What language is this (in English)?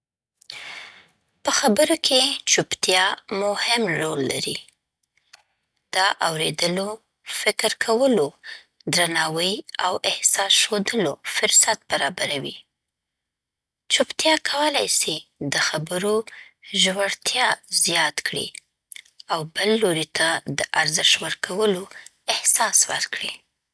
Southern Pashto